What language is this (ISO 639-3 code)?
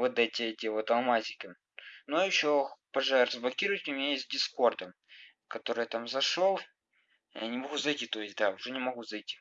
rus